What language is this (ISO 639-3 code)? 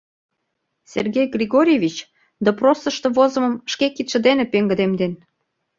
chm